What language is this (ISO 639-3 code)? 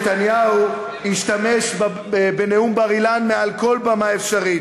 heb